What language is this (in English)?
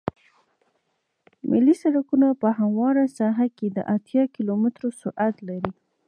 Pashto